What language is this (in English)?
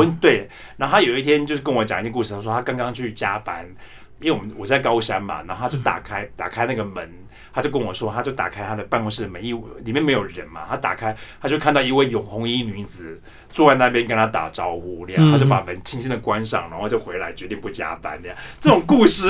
Chinese